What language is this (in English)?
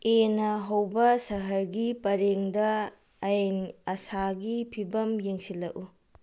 Manipuri